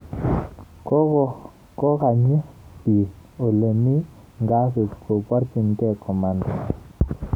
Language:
Kalenjin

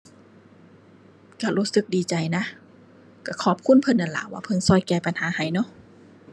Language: Thai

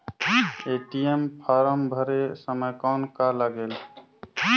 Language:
Chhattisgarhi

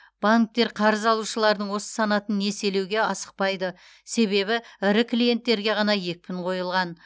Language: Kazakh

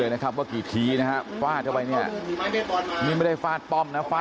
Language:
Thai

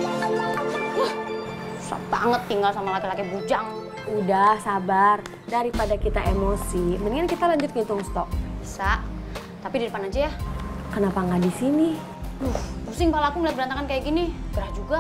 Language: Indonesian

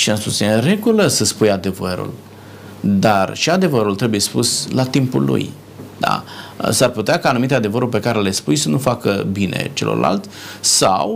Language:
Romanian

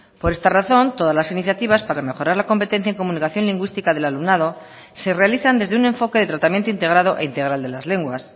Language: Spanish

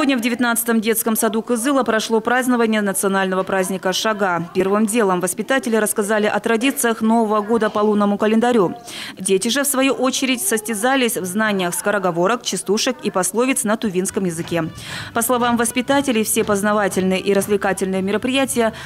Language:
Russian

